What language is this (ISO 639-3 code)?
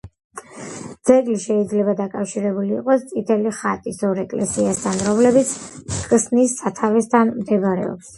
kat